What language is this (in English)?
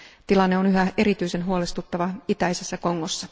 Finnish